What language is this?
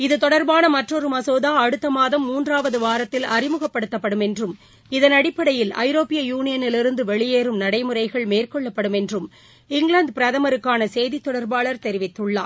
Tamil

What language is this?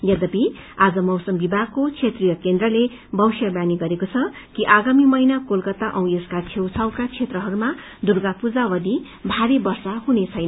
Nepali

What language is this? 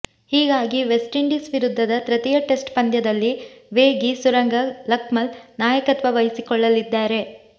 Kannada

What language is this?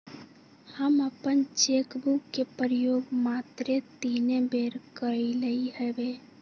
Magahi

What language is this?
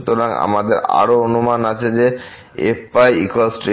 Bangla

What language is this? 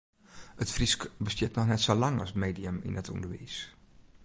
Western Frisian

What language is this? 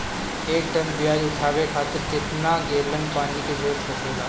Bhojpuri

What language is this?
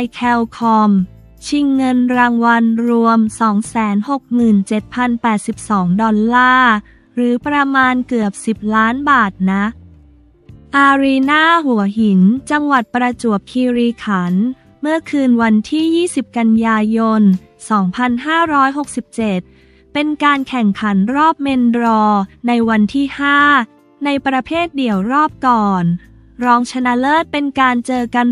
Thai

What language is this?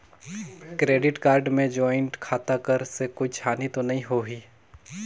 Chhattisgarhi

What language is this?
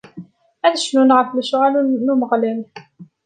Kabyle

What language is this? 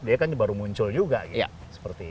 Indonesian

